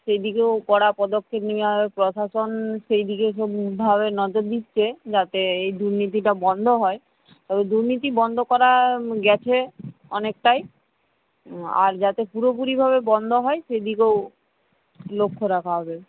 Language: Bangla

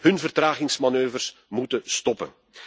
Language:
Dutch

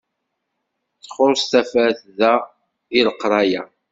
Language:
Kabyle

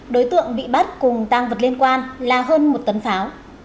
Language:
Vietnamese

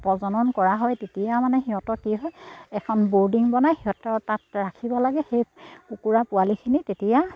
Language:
Assamese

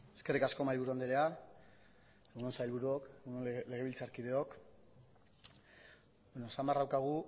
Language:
Basque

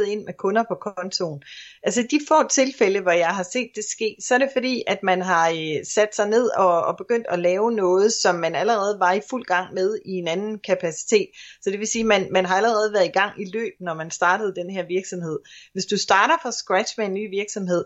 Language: Danish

